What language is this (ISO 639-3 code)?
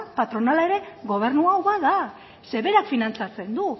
eus